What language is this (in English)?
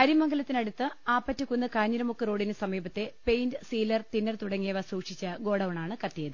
Malayalam